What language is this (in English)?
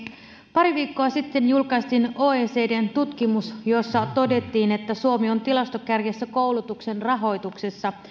Finnish